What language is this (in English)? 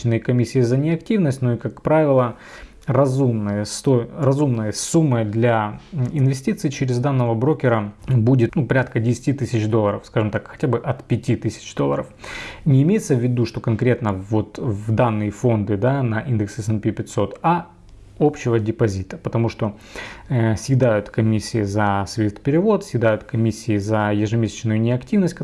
Russian